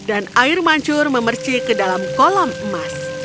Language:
Indonesian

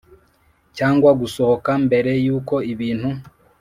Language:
Kinyarwanda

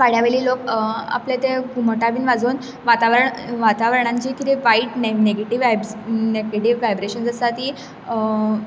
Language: Konkani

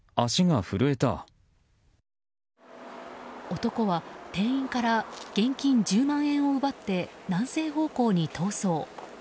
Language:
Japanese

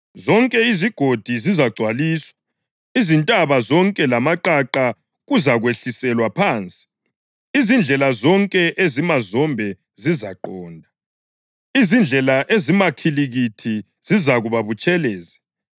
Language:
North Ndebele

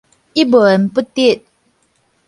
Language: Min Nan Chinese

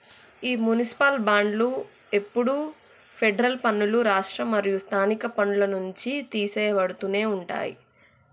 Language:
Telugu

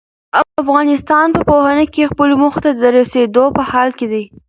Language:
Pashto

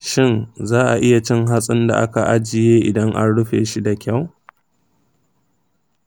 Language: Hausa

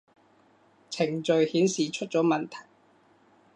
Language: Cantonese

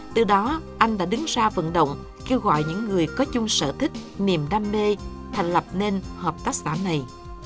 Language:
Vietnamese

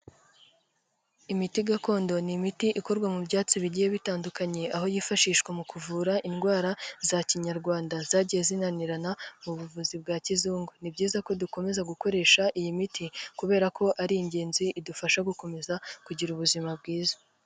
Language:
Kinyarwanda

